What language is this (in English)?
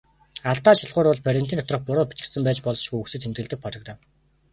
Mongolian